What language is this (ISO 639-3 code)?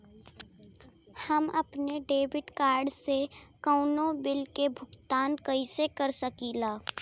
bho